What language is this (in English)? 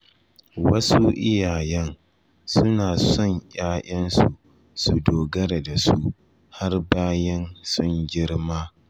Hausa